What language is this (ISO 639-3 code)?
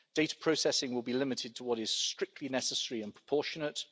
eng